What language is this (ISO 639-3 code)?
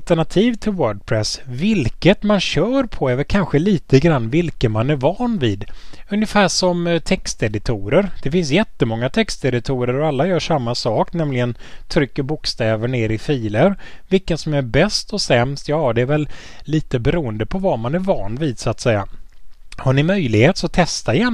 swe